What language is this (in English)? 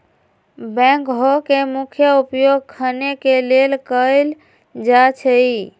Magahi